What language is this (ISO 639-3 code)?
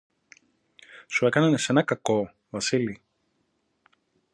ell